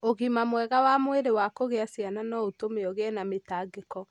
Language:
Kikuyu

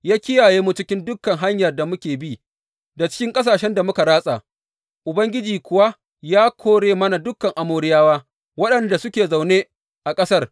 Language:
Hausa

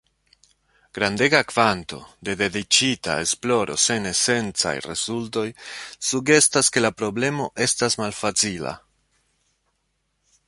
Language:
Esperanto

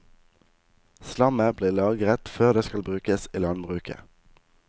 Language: Norwegian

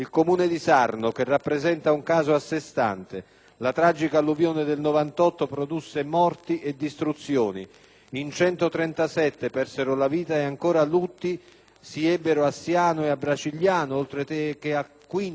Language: Italian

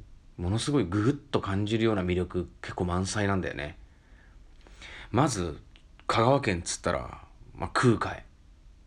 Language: Japanese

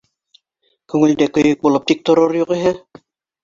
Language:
Bashkir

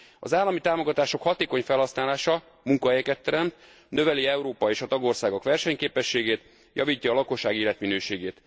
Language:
Hungarian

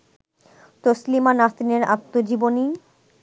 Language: Bangla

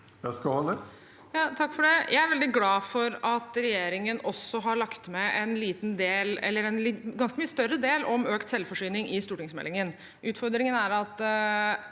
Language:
Norwegian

